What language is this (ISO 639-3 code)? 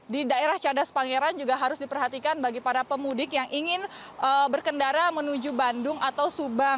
ind